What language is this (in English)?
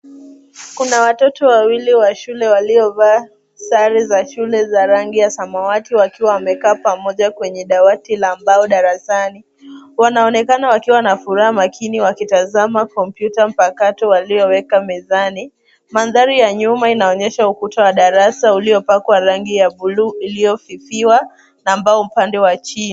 Swahili